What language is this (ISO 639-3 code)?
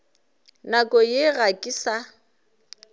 nso